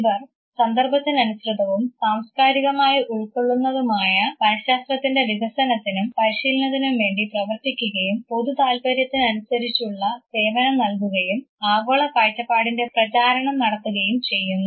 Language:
Malayalam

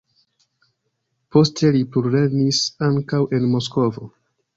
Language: Esperanto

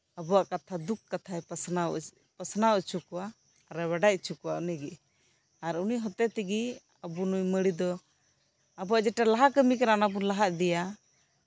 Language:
Santali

